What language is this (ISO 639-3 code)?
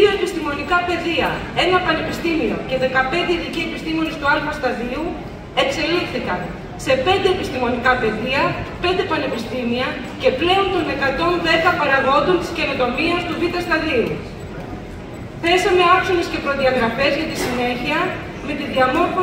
ell